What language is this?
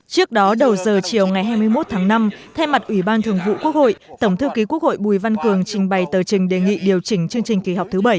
Vietnamese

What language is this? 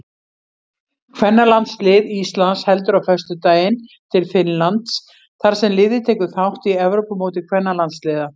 Icelandic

